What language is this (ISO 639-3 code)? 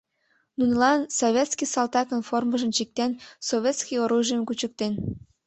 chm